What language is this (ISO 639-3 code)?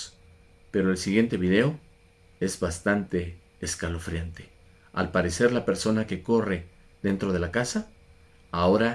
spa